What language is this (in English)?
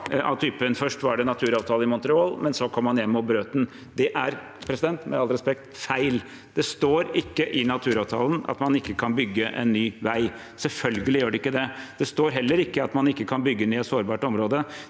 Norwegian